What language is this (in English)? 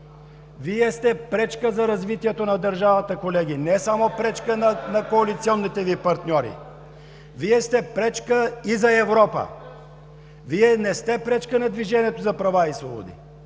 Bulgarian